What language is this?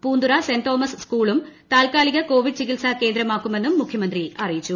Malayalam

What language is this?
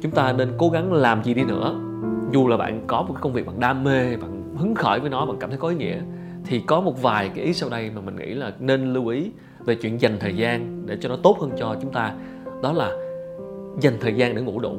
Vietnamese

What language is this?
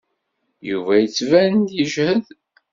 Kabyle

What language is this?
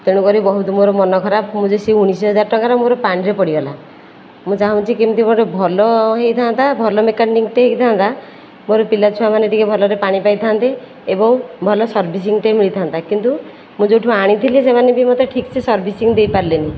Odia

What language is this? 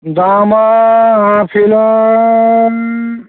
Bodo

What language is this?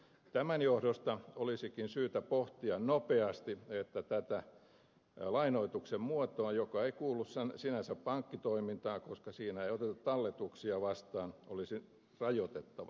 Finnish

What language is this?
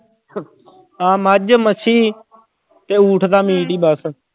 Punjabi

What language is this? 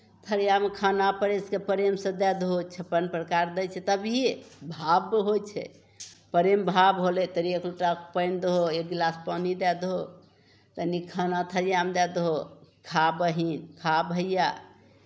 Maithili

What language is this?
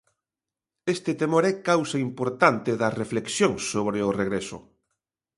Galician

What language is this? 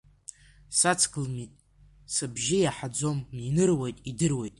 Abkhazian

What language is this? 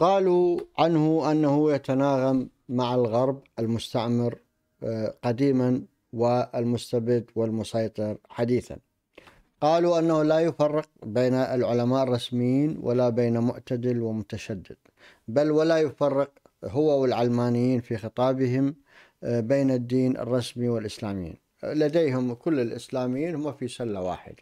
Arabic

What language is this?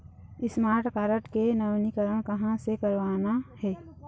Chhattisgarhi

